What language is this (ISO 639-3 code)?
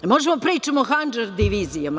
srp